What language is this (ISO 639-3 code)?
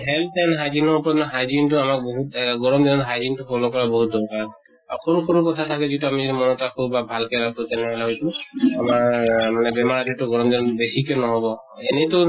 asm